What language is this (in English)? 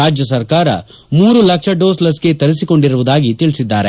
Kannada